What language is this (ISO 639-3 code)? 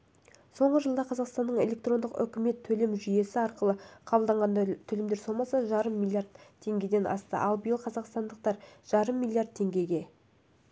kaz